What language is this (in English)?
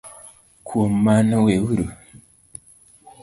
Luo (Kenya and Tanzania)